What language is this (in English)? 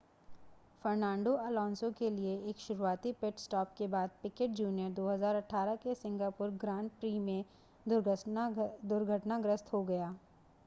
Hindi